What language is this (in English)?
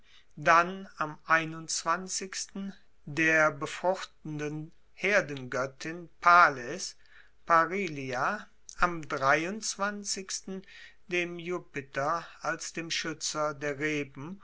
German